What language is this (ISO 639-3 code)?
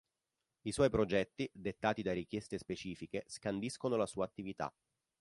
ita